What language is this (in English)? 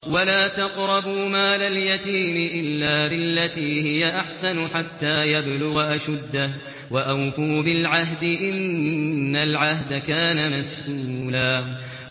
Arabic